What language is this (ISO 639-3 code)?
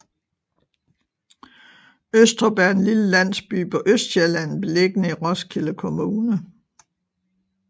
dan